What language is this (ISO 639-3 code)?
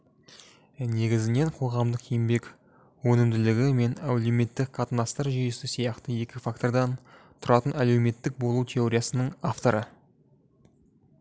kaz